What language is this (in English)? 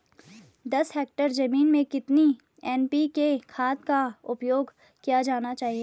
Hindi